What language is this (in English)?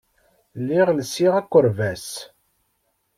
Kabyle